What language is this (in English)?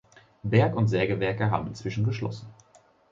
German